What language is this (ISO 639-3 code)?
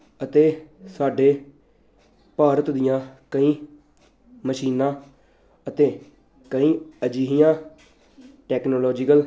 pan